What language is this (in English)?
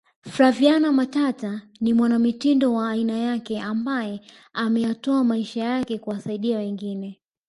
Swahili